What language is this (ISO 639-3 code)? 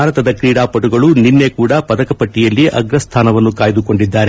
kan